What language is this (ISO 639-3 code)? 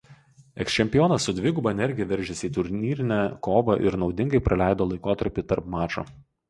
lit